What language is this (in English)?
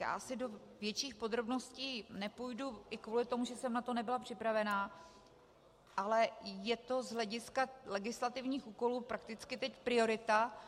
Czech